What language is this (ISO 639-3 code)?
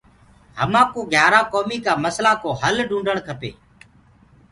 ggg